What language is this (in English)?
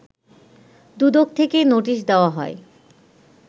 Bangla